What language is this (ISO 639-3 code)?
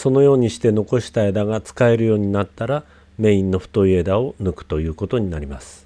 jpn